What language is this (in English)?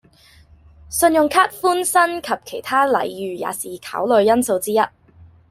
Cantonese